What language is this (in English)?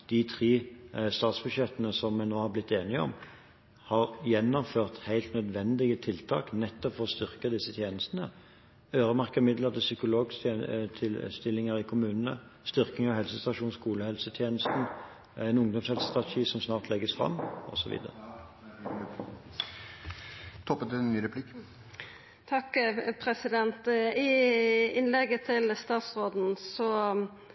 Norwegian Bokmål